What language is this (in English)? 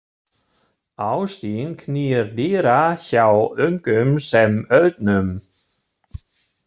Icelandic